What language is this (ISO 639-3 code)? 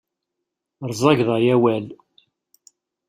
kab